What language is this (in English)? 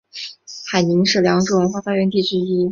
Chinese